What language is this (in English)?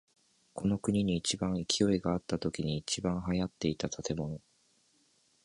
Japanese